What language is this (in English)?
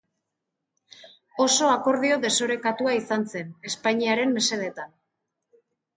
Basque